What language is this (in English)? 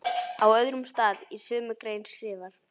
Icelandic